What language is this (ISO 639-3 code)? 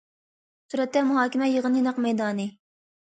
uig